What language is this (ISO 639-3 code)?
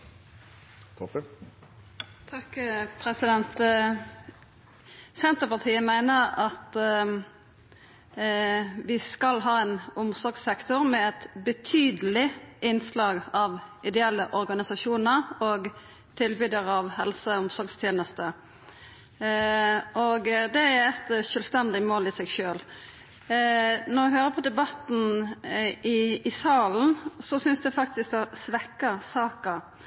nno